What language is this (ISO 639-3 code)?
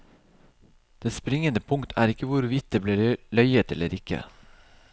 nor